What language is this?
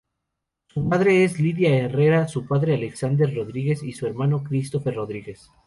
Spanish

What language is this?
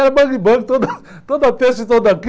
Portuguese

